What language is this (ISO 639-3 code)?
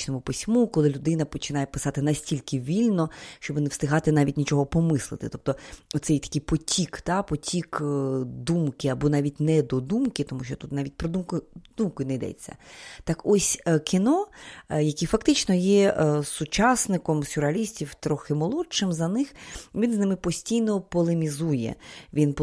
ukr